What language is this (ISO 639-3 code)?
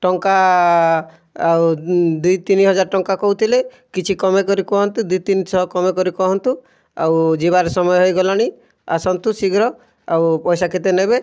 ori